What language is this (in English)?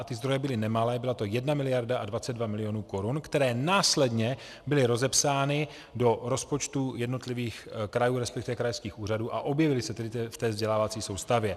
Czech